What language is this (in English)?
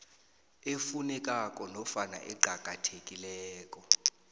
South Ndebele